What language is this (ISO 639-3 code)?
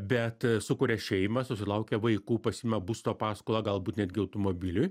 lit